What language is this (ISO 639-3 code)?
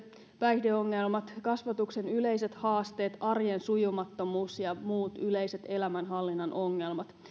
fin